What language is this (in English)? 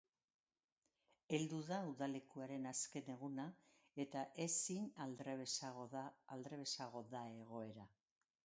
Basque